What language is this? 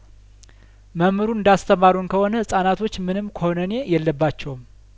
Amharic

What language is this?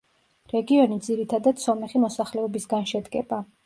Georgian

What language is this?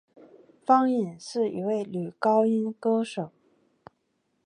Chinese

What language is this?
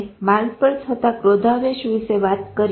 Gujarati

